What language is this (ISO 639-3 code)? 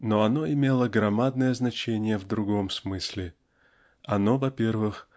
rus